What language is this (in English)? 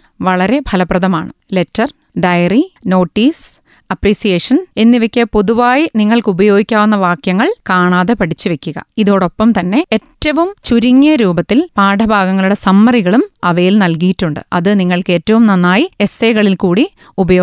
Malayalam